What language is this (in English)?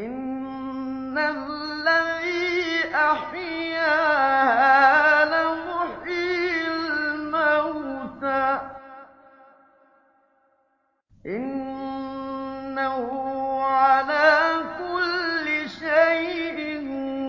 Arabic